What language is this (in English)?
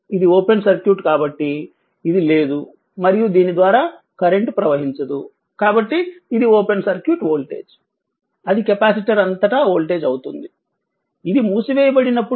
Telugu